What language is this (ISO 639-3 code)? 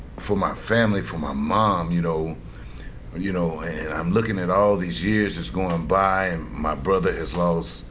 eng